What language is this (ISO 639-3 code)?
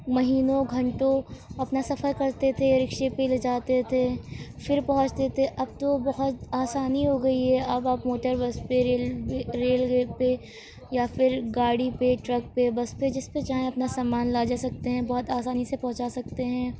urd